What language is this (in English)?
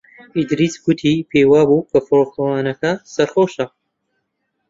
Central Kurdish